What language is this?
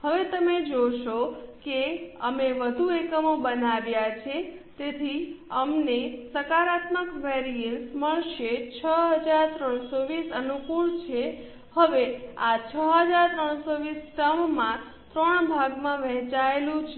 Gujarati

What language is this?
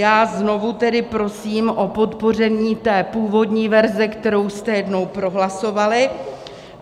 Czech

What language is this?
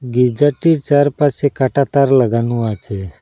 Bangla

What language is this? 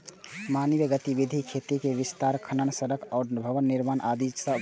Maithili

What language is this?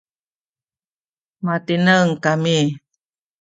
Sakizaya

